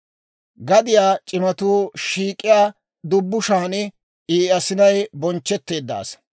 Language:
Dawro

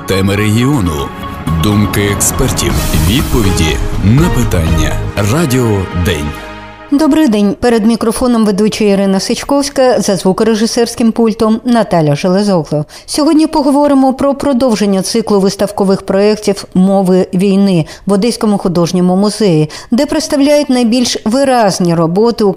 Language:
Ukrainian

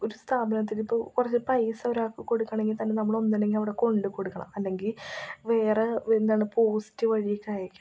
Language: Malayalam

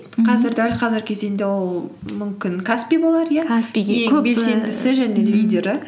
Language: Kazakh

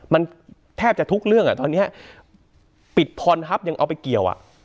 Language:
Thai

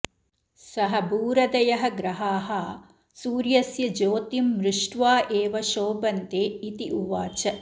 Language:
Sanskrit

